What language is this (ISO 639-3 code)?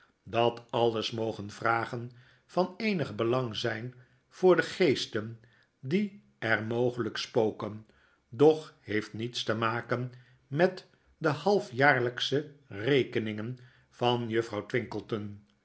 nld